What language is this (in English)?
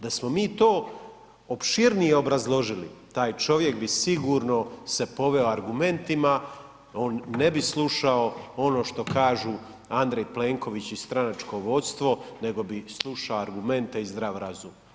Croatian